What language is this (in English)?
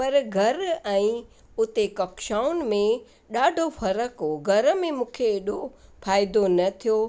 Sindhi